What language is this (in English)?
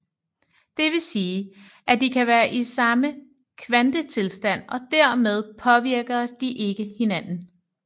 Danish